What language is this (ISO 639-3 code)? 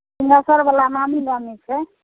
mai